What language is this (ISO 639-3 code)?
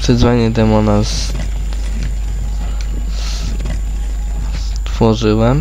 pol